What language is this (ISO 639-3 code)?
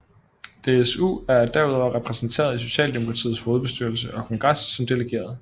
dan